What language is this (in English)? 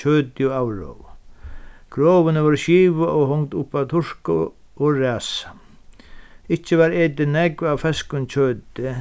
Faroese